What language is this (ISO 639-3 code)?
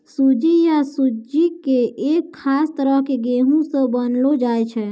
mai